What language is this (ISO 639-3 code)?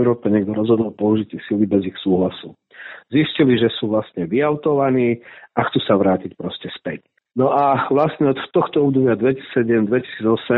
slk